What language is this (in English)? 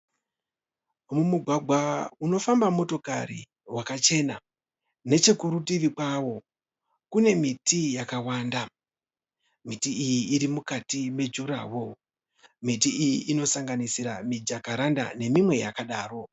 Shona